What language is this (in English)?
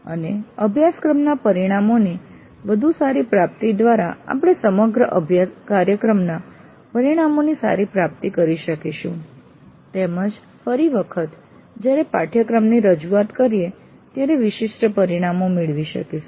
Gujarati